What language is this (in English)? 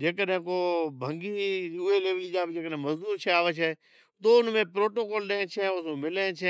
Od